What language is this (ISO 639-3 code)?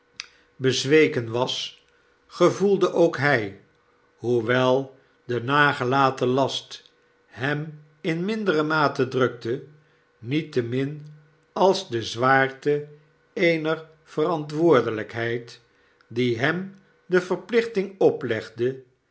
nld